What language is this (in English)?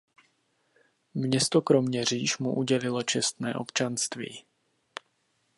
Czech